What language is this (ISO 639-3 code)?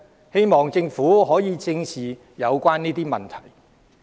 yue